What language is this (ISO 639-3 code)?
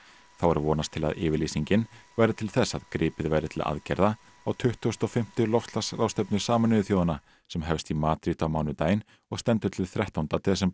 isl